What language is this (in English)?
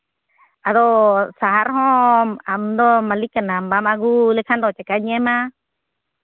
Santali